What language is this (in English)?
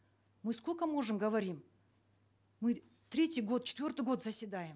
Kazakh